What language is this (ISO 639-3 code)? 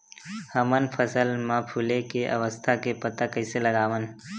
hne